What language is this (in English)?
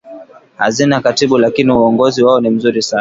Swahili